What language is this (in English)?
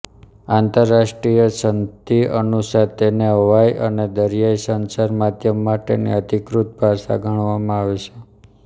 Gujarati